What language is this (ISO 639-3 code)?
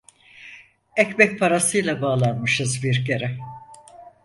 tur